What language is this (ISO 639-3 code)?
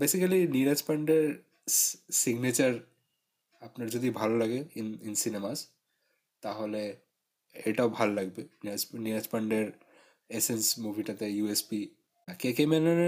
ben